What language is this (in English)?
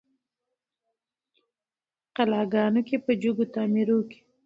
Pashto